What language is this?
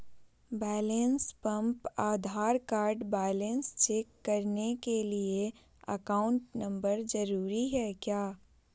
Magahi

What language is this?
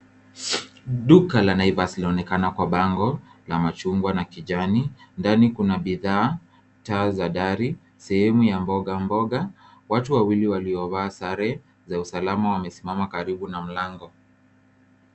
Swahili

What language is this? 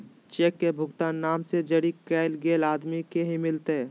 Magahi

